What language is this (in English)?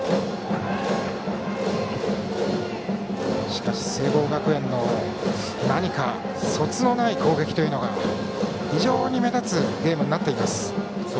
Japanese